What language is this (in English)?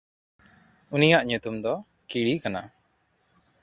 Santali